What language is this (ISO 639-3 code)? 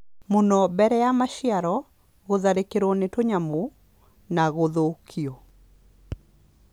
kik